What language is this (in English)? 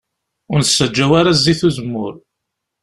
Kabyle